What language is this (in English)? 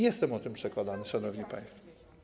Polish